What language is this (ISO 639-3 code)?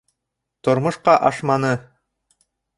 bak